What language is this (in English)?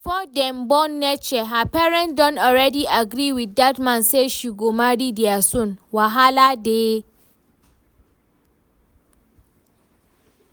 Nigerian Pidgin